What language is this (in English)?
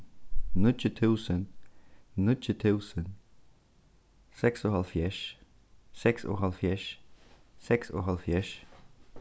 Faroese